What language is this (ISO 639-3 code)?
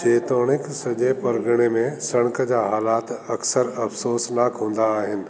snd